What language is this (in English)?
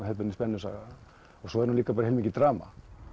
Icelandic